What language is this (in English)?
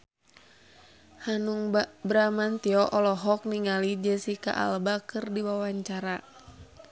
Sundanese